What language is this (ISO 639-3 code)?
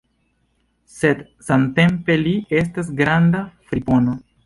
epo